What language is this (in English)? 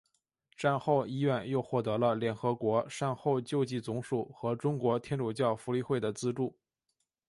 Chinese